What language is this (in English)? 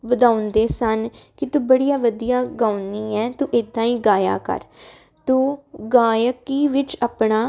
Punjabi